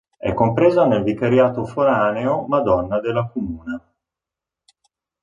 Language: Italian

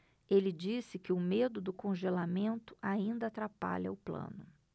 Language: Portuguese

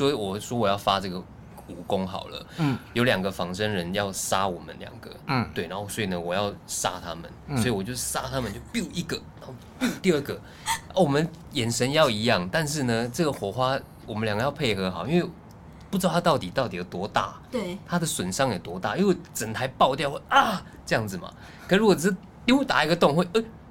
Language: Chinese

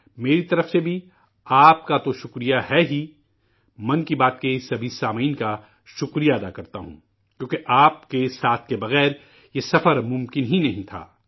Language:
Urdu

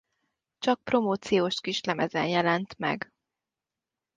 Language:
Hungarian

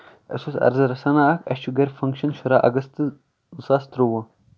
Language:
Kashmiri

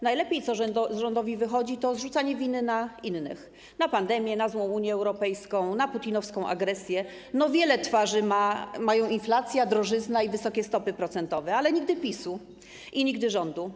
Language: Polish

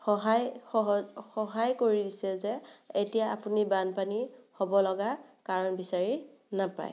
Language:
Assamese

